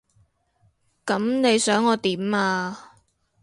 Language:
Cantonese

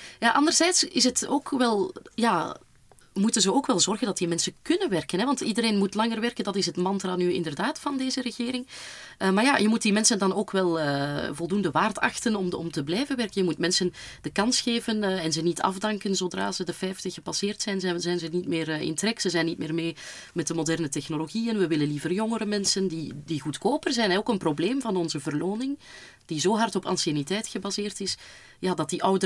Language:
Dutch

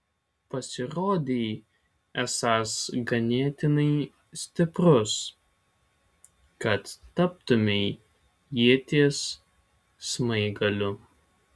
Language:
Lithuanian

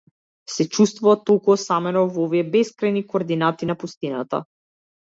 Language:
Macedonian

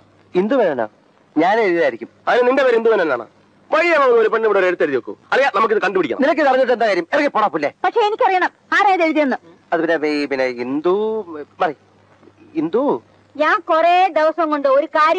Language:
Malayalam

